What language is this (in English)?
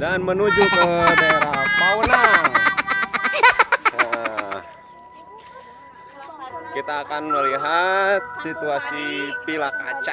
Indonesian